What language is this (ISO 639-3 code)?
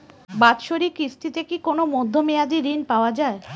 ben